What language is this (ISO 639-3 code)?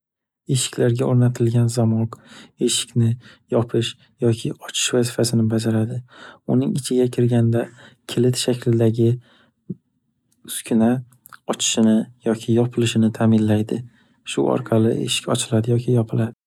uzb